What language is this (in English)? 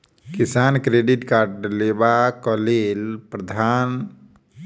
Maithili